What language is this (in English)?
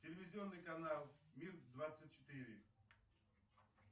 Russian